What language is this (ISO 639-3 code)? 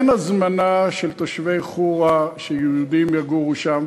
heb